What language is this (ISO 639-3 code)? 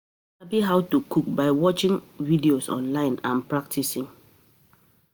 pcm